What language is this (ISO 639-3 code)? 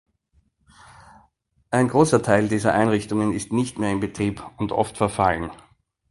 deu